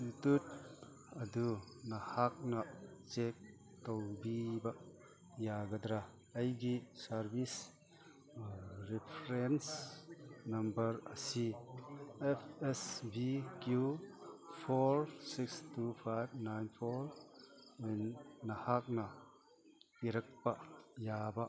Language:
Manipuri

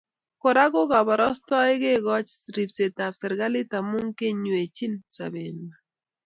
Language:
Kalenjin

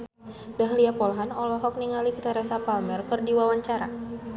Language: Sundanese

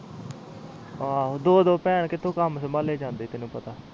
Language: Punjabi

